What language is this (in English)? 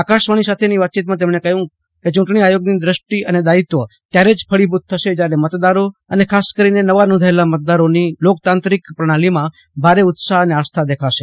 Gujarati